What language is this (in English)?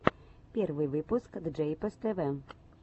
Russian